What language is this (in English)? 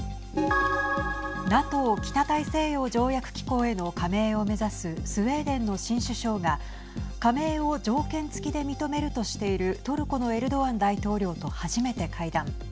Japanese